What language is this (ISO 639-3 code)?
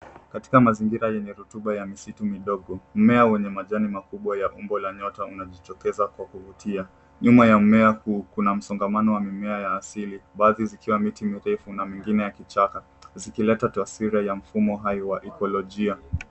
swa